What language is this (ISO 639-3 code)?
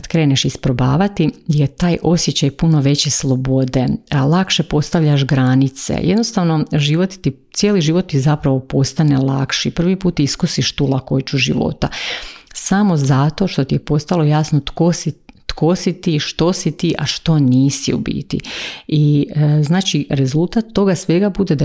hrv